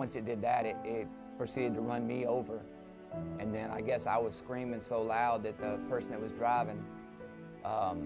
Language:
English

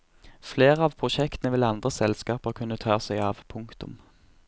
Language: Norwegian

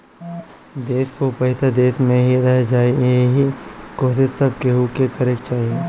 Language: Bhojpuri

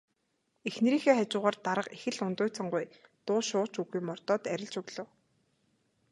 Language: Mongolian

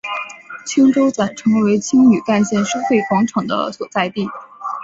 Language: Chinese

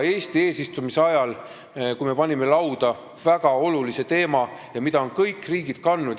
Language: Estonian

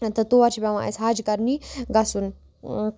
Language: Kashmiri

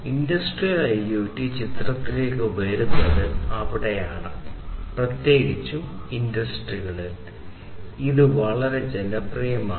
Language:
Malayalam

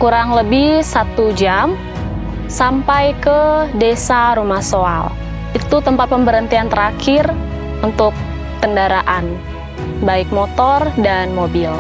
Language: Indonesian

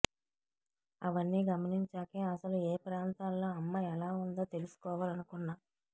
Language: Telugu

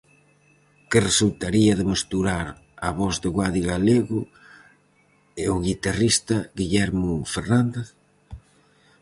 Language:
Galician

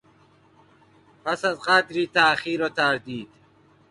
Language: Persian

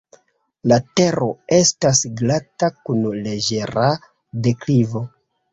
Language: Esperanto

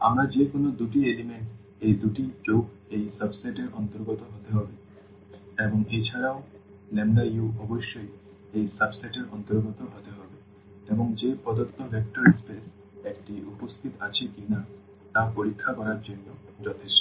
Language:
Bangla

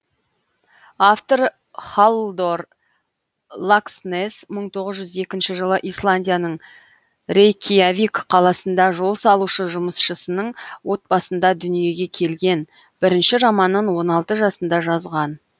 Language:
Kazakh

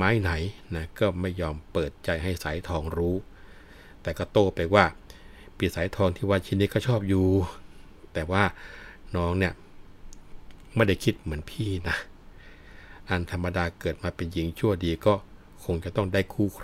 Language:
Thai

